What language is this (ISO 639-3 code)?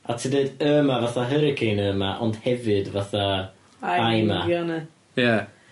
cym